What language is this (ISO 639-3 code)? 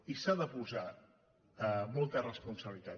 cat